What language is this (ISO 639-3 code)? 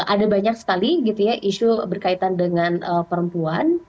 ind